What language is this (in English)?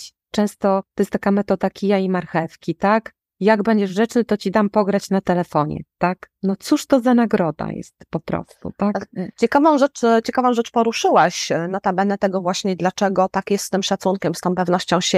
Polish